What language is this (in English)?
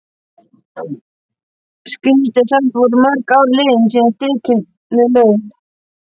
Icelandic